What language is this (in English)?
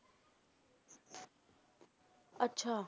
Punjabi